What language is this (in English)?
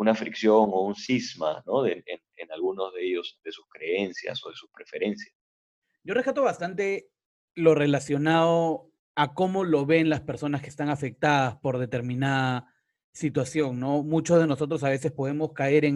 Spanish